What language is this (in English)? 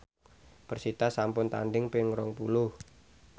Javanese